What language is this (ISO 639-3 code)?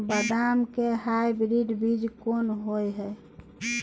mai